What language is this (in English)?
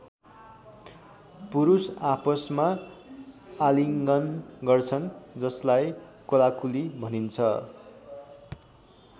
Nepali